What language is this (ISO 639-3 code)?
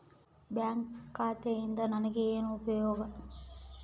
kan